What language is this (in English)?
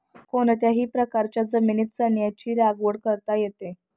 Marathi